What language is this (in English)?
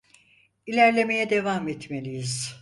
Turkish